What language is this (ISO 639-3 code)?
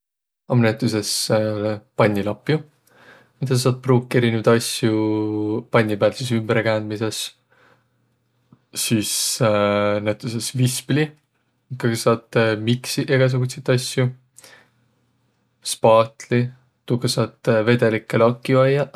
vro